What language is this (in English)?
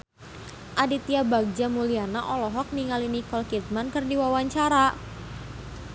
Sundanese